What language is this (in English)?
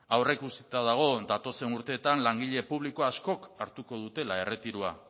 Basque